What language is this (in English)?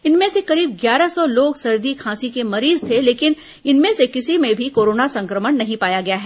Hindi